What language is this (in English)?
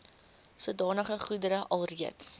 Afrikaans